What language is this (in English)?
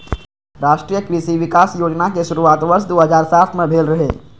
Maithili